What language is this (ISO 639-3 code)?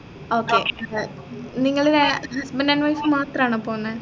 mal